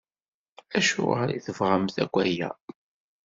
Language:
Kabyle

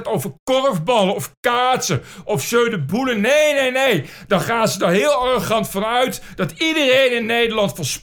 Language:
Dutch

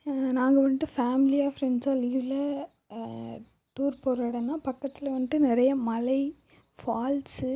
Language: Tamil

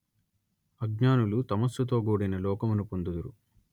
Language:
Telugu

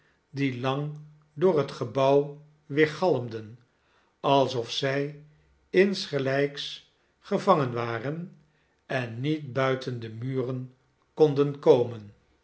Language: Dutch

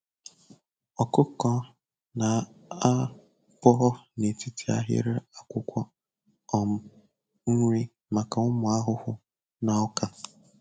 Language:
Igbo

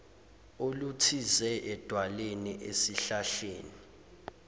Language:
Zulu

